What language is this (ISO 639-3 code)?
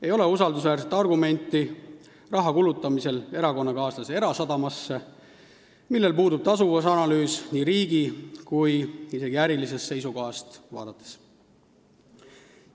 est